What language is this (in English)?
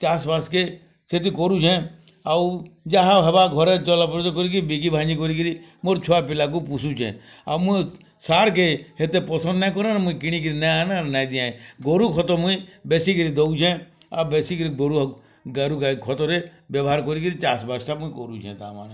Odia